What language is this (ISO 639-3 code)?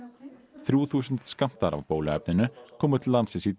isl